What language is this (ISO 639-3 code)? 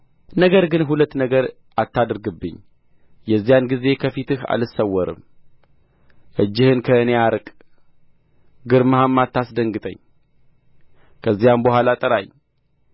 amh